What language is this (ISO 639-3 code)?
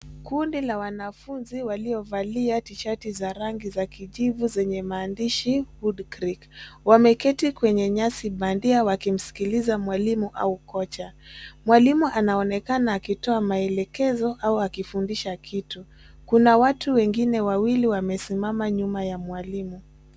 swa